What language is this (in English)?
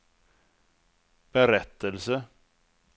Swedish